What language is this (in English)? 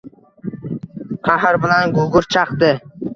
Uzbek